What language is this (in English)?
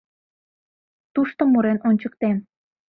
Mari